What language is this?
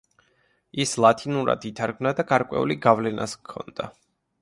Georgian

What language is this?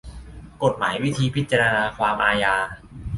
Thai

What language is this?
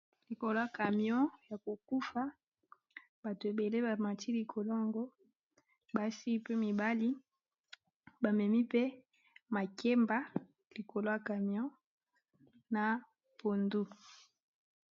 Lingala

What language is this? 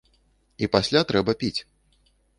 Belarusian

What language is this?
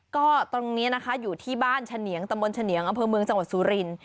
Thai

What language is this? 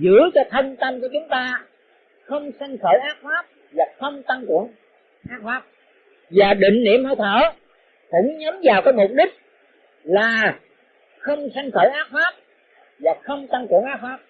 Vietnamese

